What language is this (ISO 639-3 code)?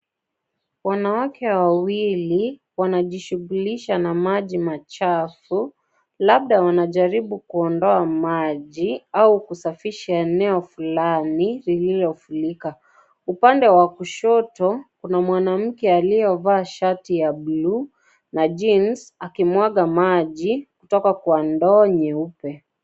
swa